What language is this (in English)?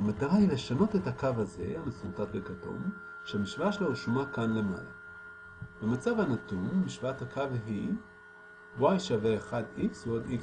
Hebrew